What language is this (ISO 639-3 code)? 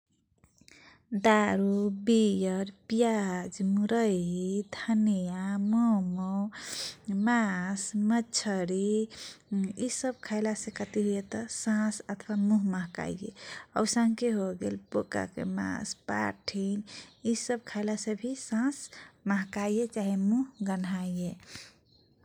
thq